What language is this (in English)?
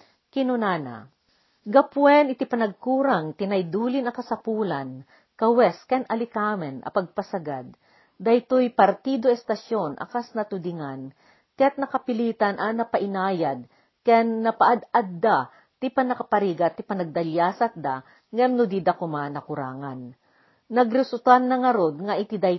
Filipino